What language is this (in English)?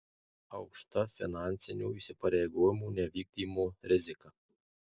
Lithuanian